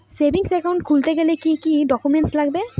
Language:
Bangla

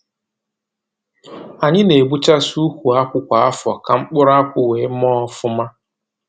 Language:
Igbo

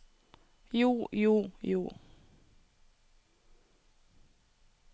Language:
Norwegian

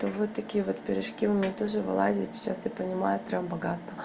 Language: Russian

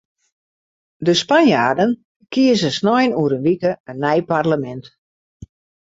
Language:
Western Frisian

